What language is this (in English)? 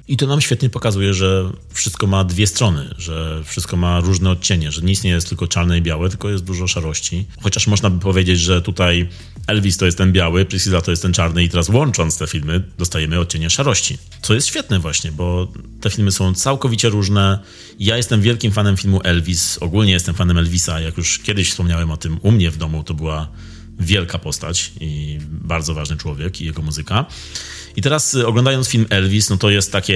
Polish